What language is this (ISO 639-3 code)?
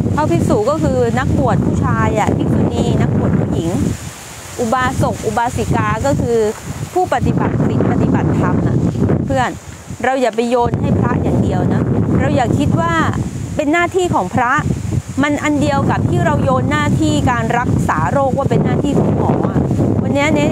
tha